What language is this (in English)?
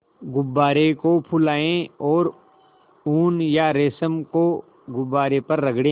Hindi